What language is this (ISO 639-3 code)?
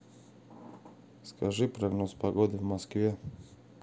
rus